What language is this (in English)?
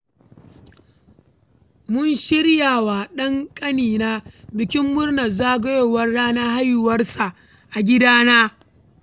Hausa